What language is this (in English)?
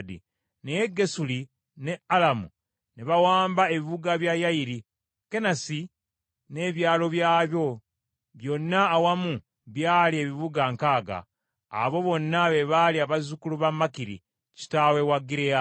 Ganda